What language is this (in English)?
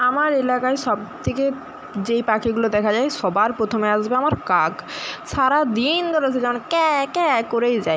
Bangla